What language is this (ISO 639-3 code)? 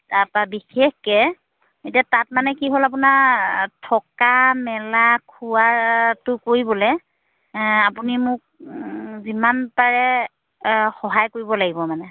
asm